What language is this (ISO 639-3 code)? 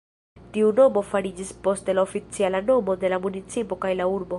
epo